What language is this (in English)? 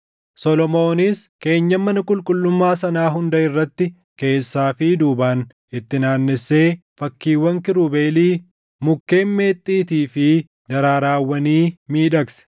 Oromo